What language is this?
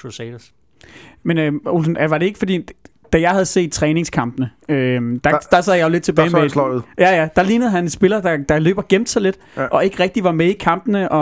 Danish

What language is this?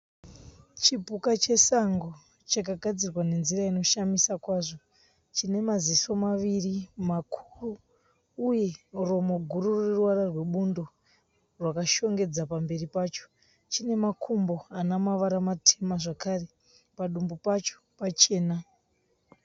Shona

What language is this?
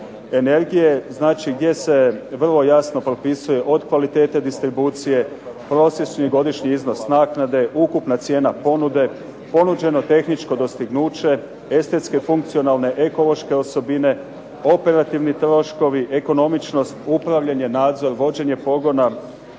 Croatian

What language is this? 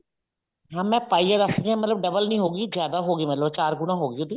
Punjabi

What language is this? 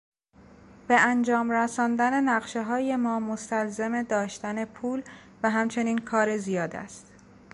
Persian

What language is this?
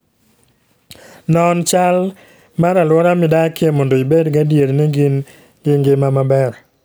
Luo (Kenya and Tanzania)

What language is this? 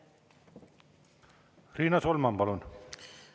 Estonian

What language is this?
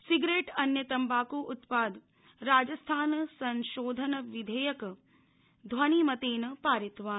Sanskrit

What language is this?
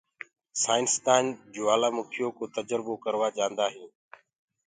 Gurgula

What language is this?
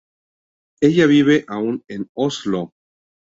Spanish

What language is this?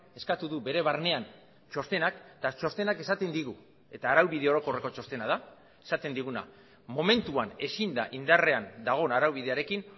Basque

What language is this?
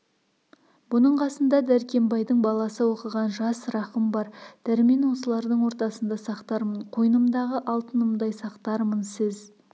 Kazakh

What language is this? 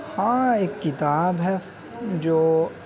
Urdu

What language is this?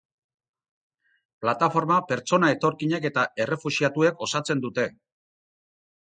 Basque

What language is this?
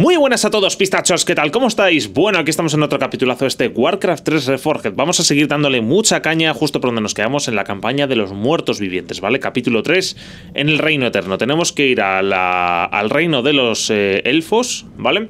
Spanish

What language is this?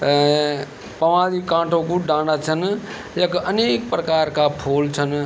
Garhwali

